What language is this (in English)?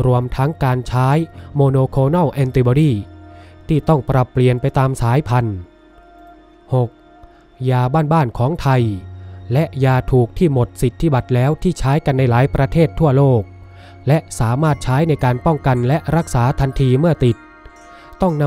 Thai